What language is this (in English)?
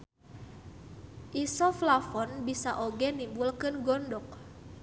Sundanese